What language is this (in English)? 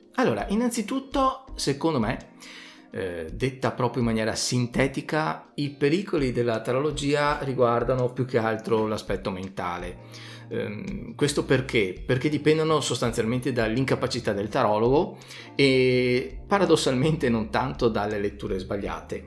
Italian